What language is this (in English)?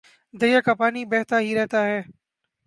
Urdu